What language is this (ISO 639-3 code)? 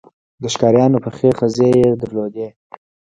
pus